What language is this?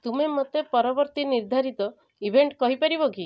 Odia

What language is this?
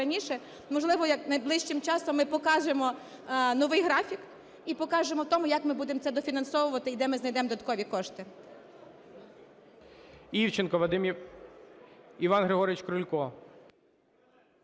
Ukrainian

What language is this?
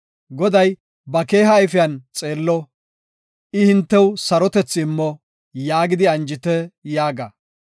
Gofa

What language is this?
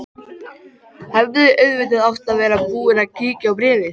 Icelandic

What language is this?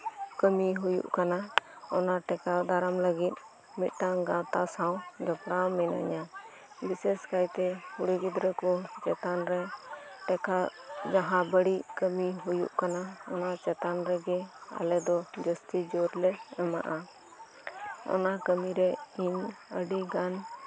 Santali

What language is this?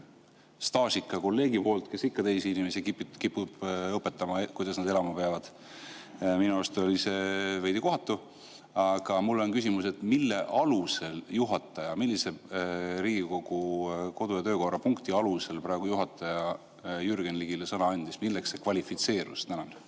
Estonian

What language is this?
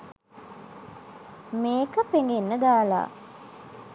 Sinhala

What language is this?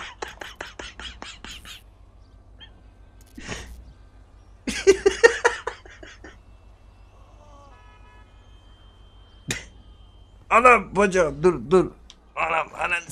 Turkish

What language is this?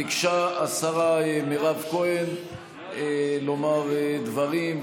Hebrew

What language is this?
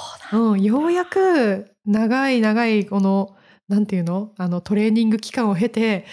Japanese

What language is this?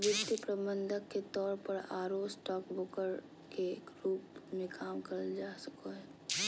Magahi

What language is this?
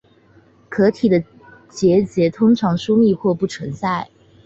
Chinese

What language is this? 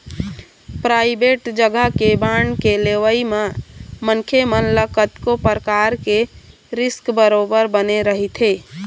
Chhattisgarhi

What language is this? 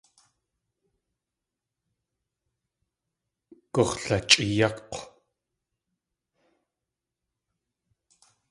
Tlingit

